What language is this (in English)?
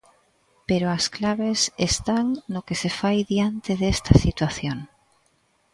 Galician